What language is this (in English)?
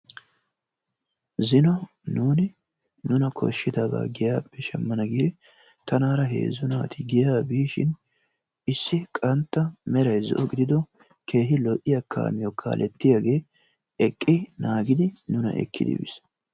Wolaytta